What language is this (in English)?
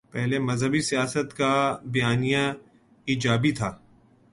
Urdu